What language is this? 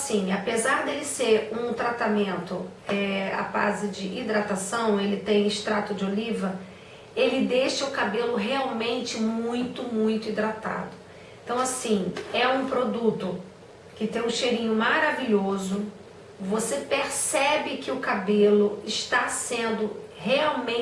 Portuguese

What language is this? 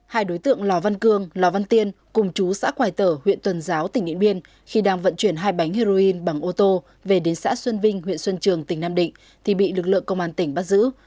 Vietnamese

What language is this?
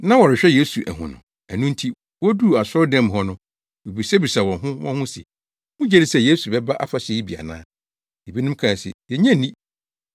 Akan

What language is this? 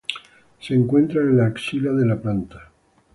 Spanish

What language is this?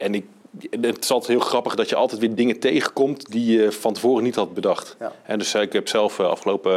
Dutch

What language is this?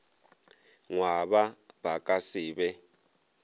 Northern Sotho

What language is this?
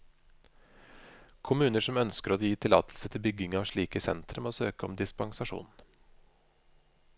Norwegian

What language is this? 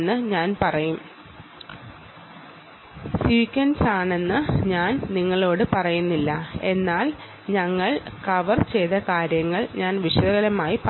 Malayalam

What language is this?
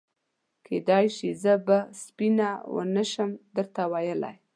Pashto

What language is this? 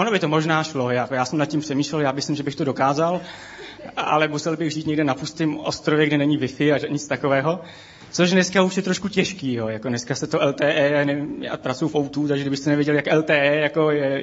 Czech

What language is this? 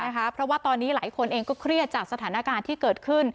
Thai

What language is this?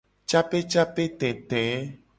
Gen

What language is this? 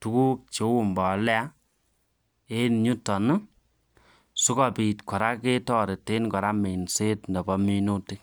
Kalenjin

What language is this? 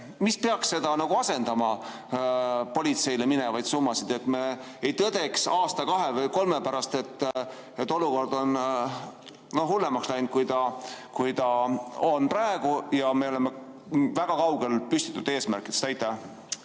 Estonian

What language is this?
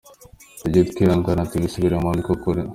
Kinyarwanda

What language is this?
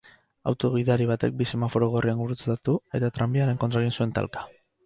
Basque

